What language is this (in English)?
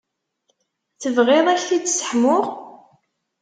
Kabyle